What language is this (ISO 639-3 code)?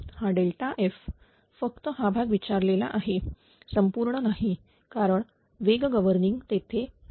mar